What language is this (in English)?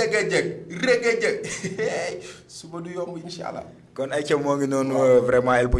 French